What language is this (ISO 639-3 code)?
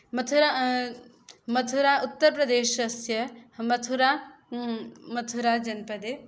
san